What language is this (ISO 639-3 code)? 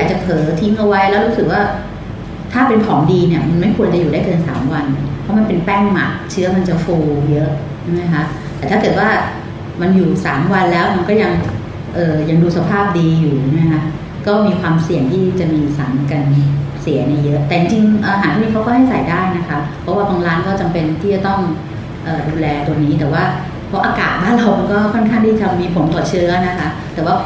tha